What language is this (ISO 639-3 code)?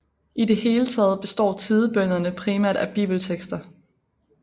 dan